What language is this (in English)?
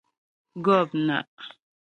Ghomala